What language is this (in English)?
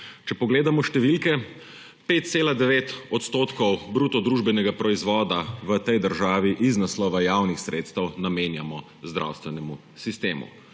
Slovenian